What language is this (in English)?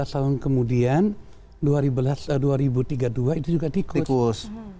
Indonesian